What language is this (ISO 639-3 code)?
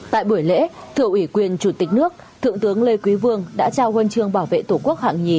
vie